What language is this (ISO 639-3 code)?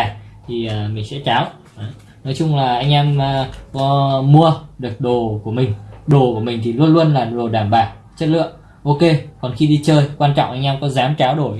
vie